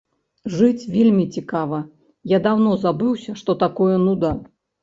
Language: Belarusian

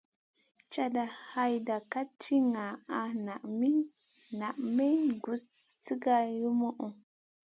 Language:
Masana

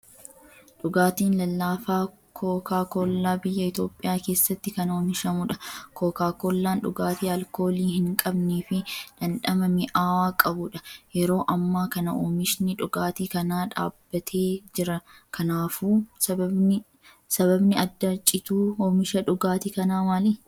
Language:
Oromo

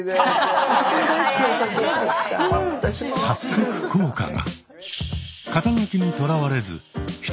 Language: Japanese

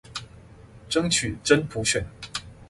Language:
Chinese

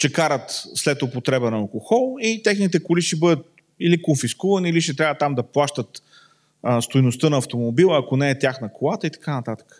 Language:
Bulgarian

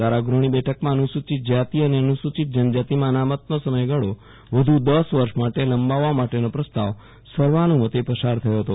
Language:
Gujarati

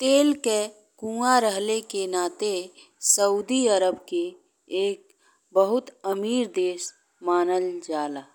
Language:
Bhojpuri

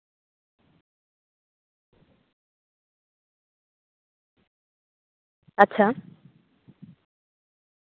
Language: Santali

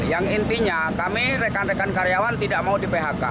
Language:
Indonesian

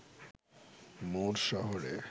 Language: Bangla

